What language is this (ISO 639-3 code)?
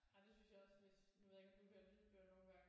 dan